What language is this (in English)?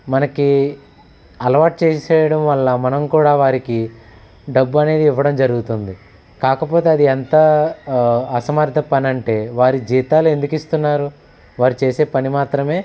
Telugu